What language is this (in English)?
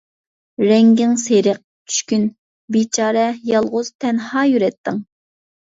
Uyghur